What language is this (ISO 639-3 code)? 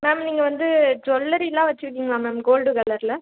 tam